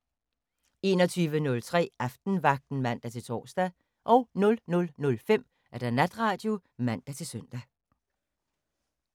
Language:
Danish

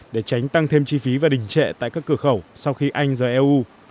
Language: Vietnamese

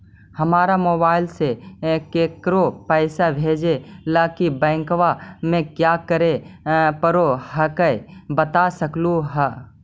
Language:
Magahi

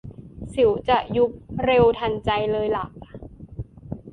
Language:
Thai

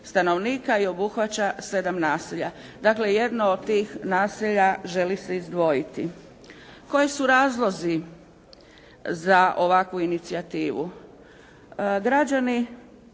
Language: Croatian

